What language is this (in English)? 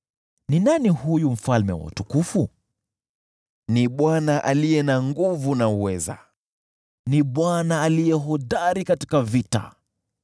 Swahili